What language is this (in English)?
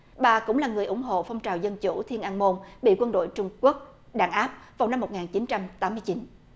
Vietnamese